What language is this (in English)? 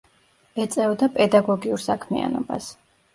Georgian